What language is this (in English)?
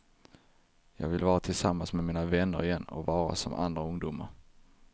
Swedish